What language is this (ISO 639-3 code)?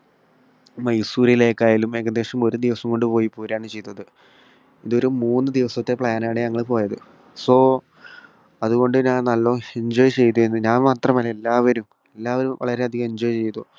mal